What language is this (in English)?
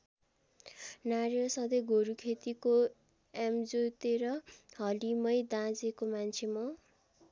Nepali